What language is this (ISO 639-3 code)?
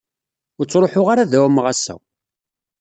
kab